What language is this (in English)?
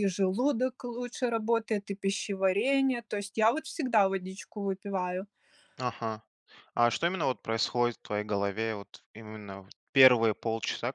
Russian